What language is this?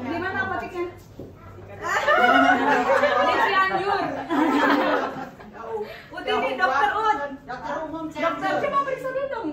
Indonesian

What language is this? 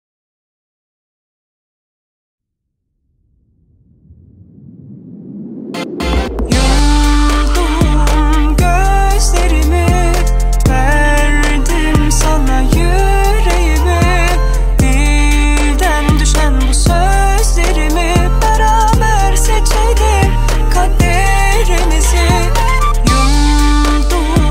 Dutch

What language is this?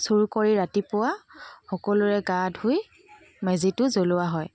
Assamese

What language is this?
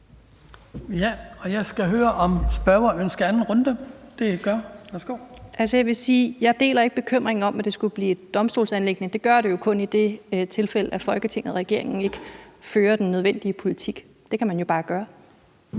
Danish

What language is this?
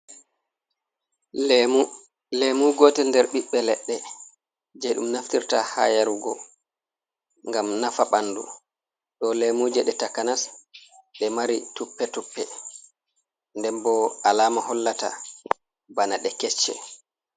Fula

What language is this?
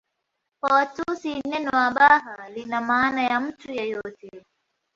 Swahili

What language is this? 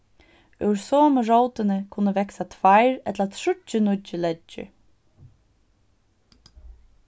Faroese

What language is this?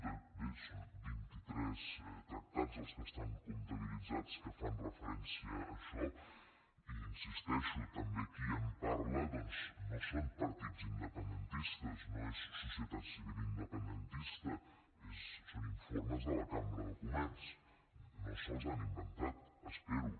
Catalan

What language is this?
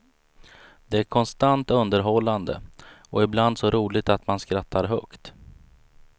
Swedish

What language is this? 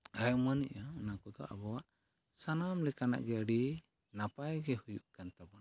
Santali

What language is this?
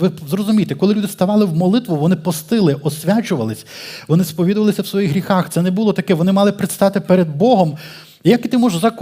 Ukrainian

